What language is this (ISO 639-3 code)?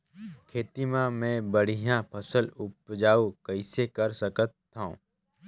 hne